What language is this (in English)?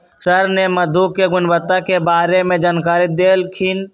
Magahi